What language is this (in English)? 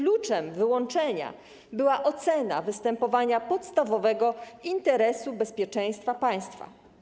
Polish